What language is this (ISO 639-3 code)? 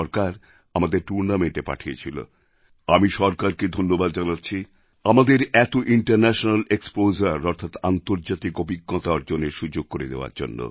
ben